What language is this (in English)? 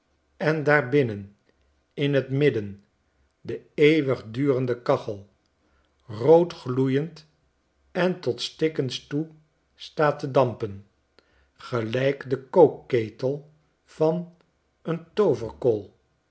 Dutch